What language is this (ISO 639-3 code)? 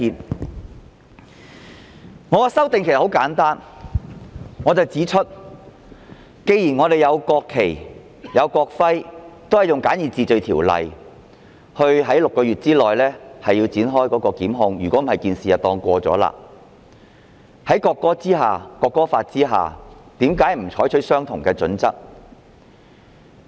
yue